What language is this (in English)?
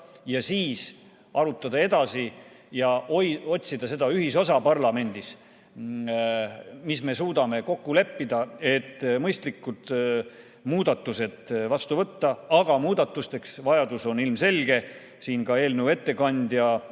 Estonian